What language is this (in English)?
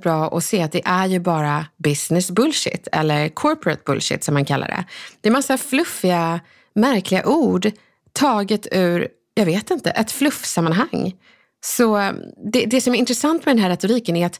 Swedish